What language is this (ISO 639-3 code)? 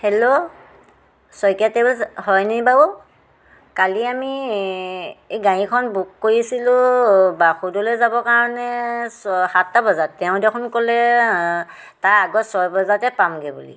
asm